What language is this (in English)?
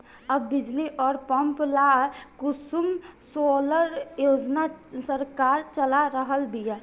Bhojpuri